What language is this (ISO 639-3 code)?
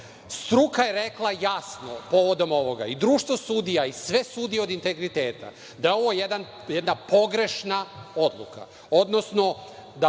srp